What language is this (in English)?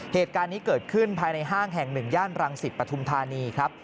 Thai